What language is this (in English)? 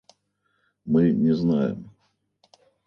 Russian